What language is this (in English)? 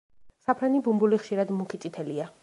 Georgian